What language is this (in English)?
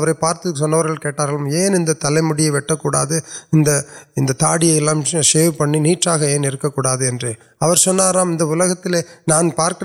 Urdu